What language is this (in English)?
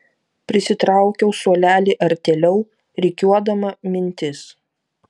Lithuanian